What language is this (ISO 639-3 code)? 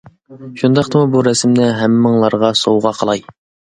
uig